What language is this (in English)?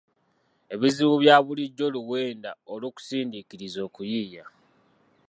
Ganda